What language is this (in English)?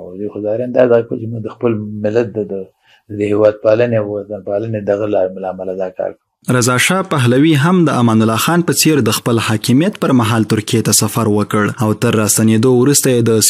Persian